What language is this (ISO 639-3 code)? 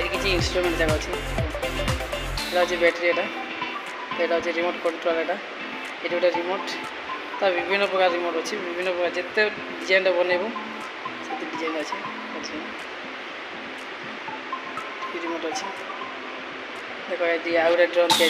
ind